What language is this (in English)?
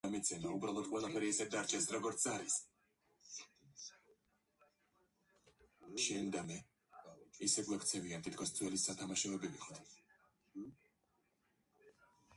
Georgian